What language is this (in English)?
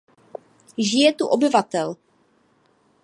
Czech